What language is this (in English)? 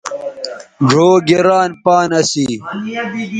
Bateri